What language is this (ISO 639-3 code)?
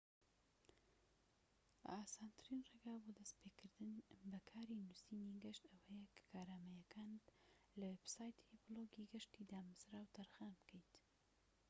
ckb